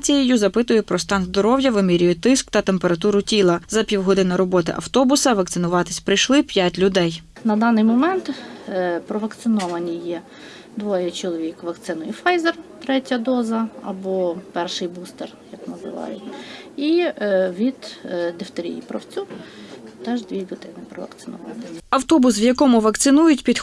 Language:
Ukrainian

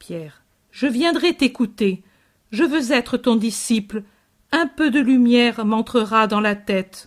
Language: French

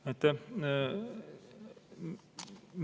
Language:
Estonian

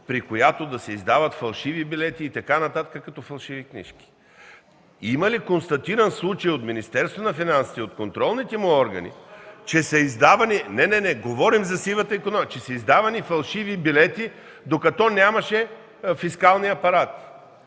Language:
Bulgarian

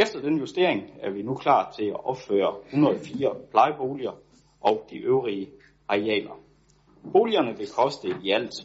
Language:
Danish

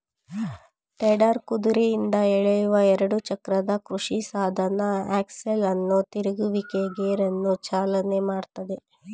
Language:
Kannada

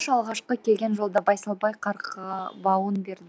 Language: Kazakh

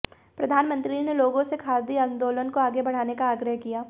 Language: Hindi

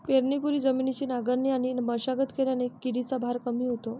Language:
Marathi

